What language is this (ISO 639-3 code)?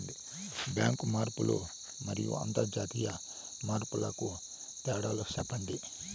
tel